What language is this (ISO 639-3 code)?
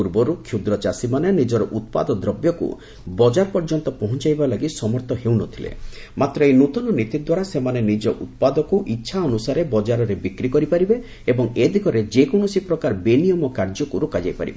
ori